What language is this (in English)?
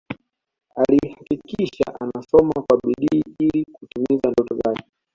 Swahili